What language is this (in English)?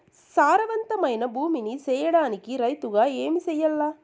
Telugu